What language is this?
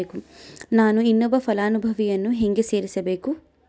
Kannada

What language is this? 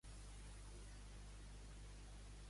Catalan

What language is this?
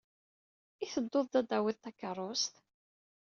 Kabyle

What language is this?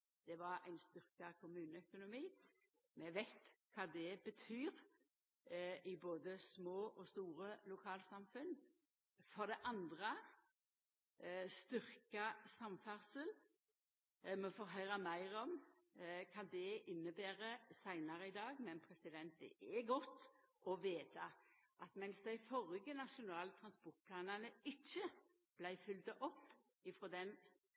Norwegian Nynorsk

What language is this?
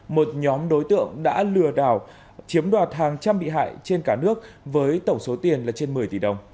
Vietnamese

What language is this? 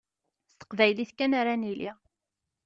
Kabyle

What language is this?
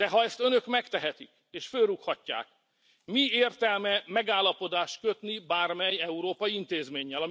Hungarian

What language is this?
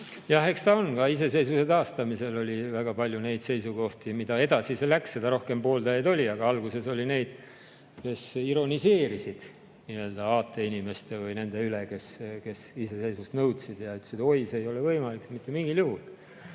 Estonian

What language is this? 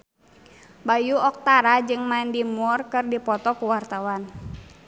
Sundanese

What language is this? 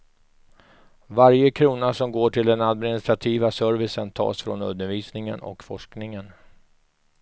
Swedish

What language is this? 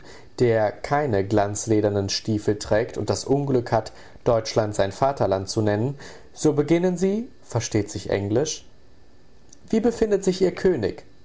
German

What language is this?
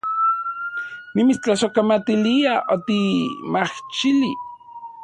Central Puebla Nahuatl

